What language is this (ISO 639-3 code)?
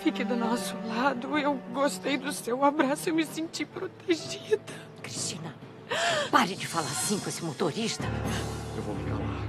por